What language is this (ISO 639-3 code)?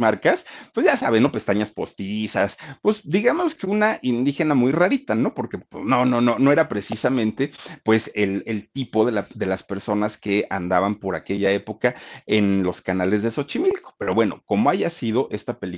spa